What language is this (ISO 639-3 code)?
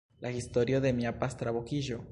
epo